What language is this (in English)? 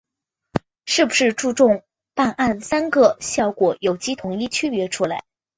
Chinese